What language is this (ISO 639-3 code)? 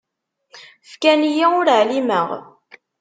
kab